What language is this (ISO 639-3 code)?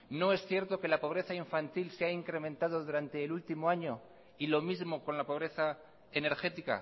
spa